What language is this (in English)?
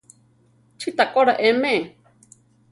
Central Tarahumara